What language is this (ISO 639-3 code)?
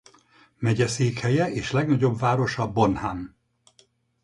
hun